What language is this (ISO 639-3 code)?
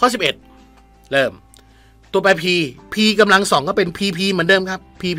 tha